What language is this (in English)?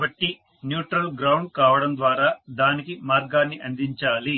Telugu